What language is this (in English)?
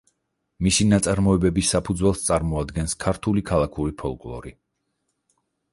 Georgian